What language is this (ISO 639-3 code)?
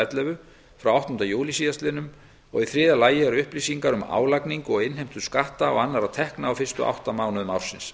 isl